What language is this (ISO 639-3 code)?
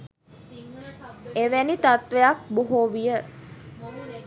sin